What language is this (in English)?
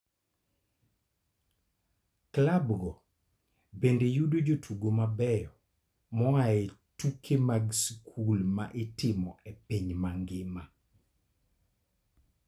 Luo (Kenya and Tanzania)